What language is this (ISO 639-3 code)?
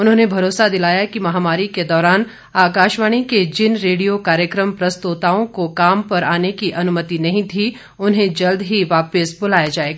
hin